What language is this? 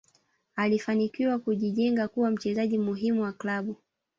Swahili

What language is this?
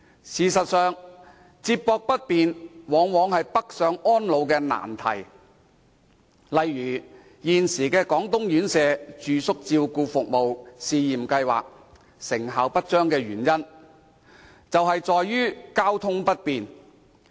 Cantonese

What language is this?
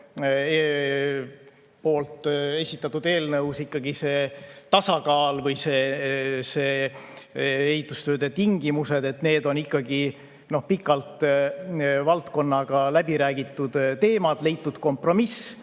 Estonian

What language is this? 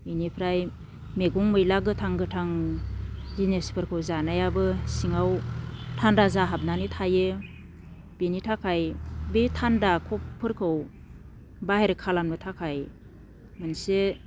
Bodo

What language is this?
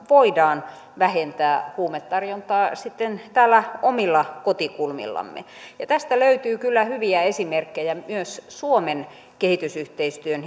Finnish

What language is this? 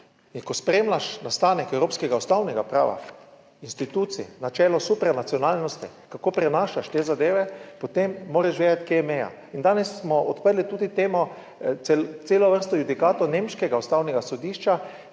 Slovenian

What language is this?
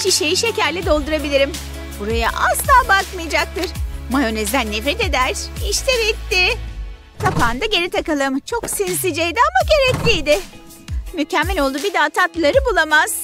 Turkish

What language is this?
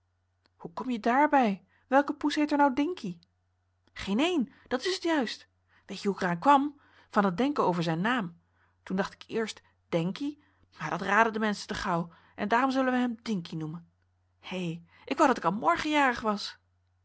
Dutch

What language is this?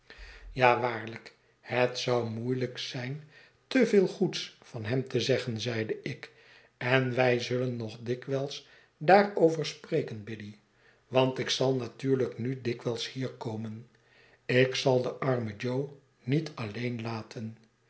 Dutch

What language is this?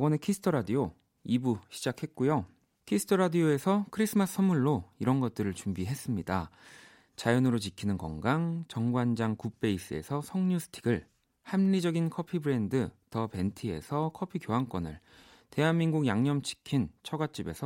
Korean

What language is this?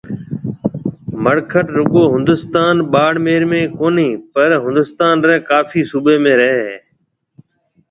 Marwari (Pakistan)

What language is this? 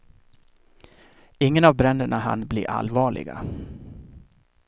Swedish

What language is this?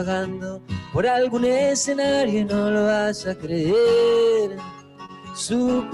Spanish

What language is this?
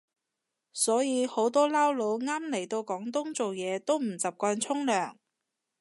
Cantonese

